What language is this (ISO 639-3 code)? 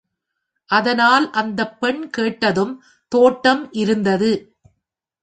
tam